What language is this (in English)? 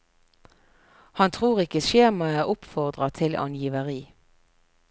Norwegian